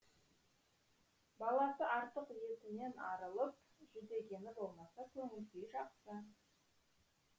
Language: Kazakh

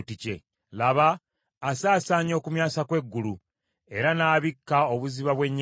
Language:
Ganda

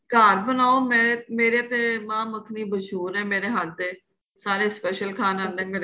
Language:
Punjabi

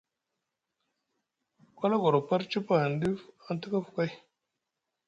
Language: Musgu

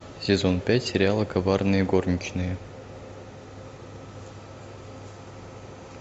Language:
Russian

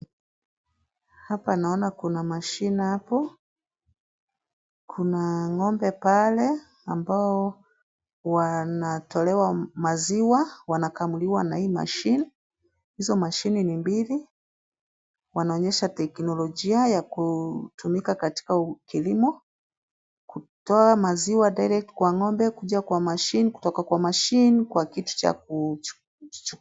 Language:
Swahili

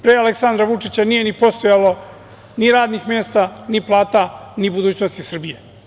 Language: Serbian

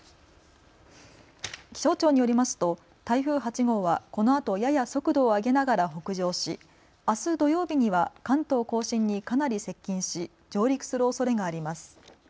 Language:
Japanese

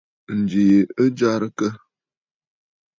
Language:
Bafut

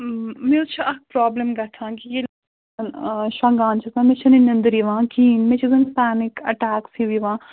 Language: Kashmiri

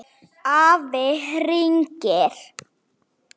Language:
Icelandic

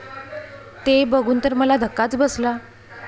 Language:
Marathi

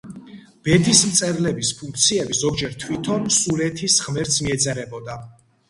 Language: Georgian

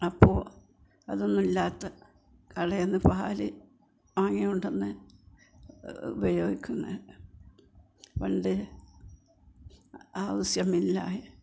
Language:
Malayalam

